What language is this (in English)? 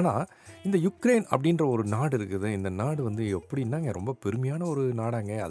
Tamil